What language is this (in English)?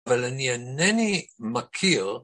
Hebrew